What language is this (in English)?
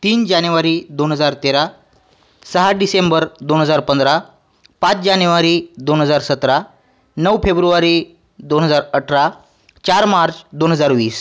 Marathi